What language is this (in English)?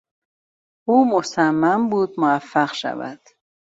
Persian